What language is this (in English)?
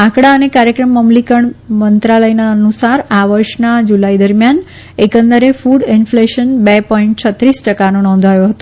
Gujarati